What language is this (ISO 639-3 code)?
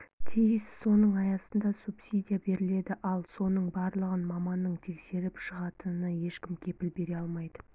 kaz